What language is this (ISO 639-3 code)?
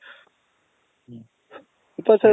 kan